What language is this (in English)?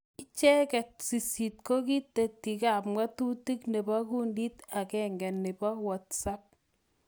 Kalenjin